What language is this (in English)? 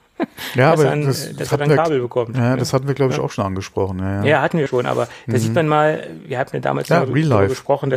German